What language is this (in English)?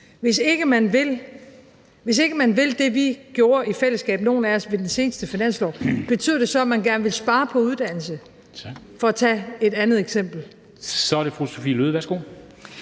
Danish